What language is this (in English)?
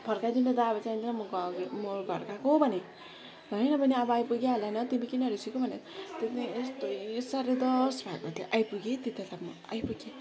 Nepali